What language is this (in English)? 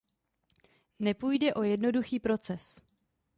Czech